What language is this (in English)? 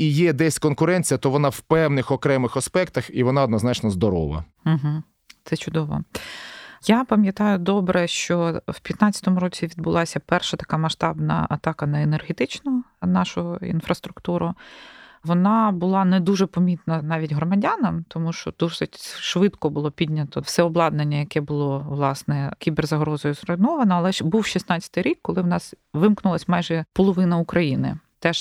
Ukrainian